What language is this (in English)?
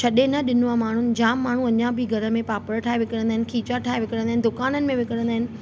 Sindhi